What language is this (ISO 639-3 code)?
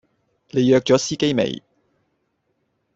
yue